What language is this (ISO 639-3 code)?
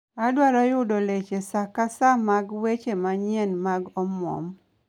luo